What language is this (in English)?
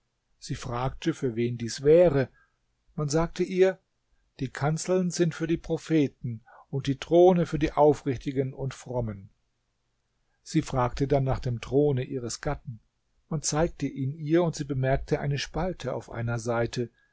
German